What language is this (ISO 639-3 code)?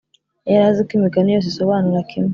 kin